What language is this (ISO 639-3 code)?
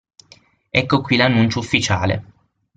ita